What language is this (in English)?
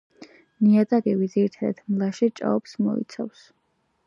Georgian